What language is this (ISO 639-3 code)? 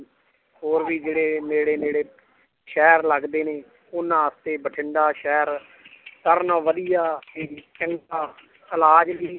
pan